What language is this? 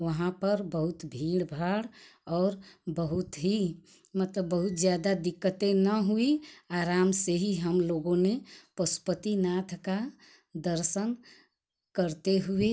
Hindi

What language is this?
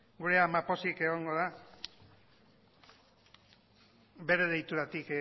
Basque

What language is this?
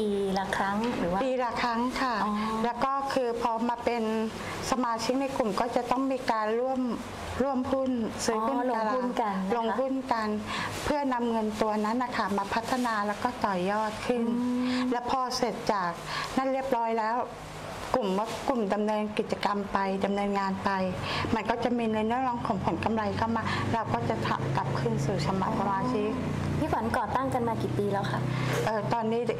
Thai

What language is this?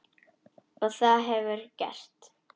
Icelandic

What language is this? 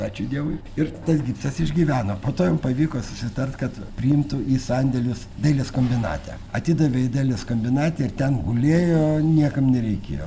Lithuanian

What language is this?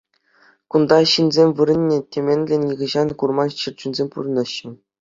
Chuvash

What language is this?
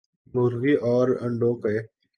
Urdu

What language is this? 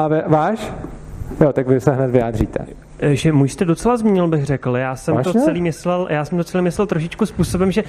Czech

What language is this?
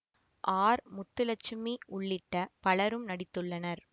Tamil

